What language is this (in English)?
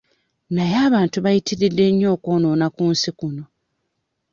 Ganda